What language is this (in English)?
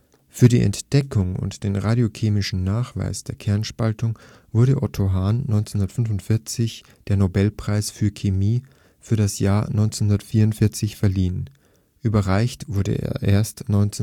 German